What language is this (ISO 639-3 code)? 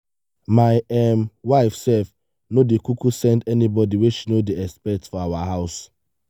pcm